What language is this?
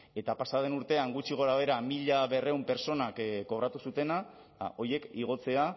Basque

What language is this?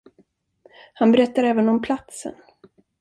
Swedish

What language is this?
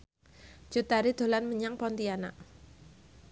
Javanese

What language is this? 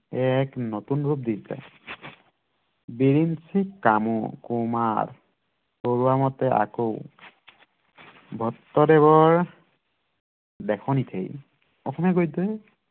Assamese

